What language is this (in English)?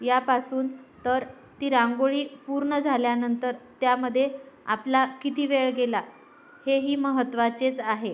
Marathi